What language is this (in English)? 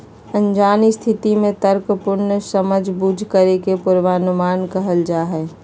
Magahi